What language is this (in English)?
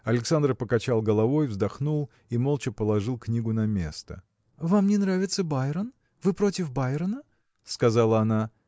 Russian